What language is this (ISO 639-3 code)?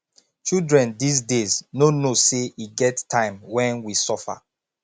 pcm